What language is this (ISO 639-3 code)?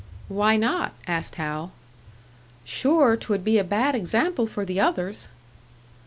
eng